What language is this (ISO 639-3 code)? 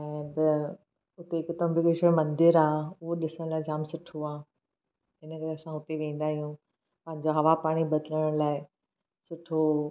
snd